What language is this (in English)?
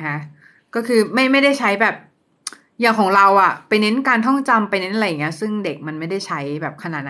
Thai